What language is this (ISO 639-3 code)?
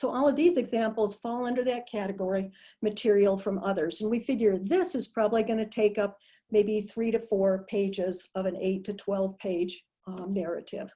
eng